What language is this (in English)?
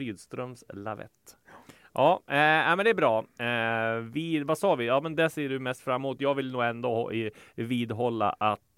Swedish